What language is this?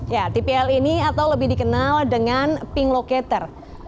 Indonesian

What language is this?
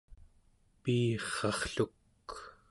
Central Yupik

